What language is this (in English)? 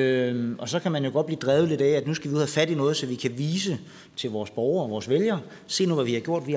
Danish